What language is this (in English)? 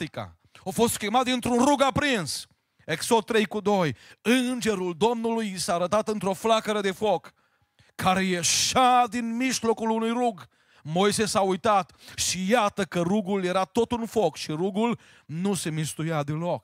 Romanian